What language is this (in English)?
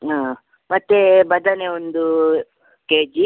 Kannada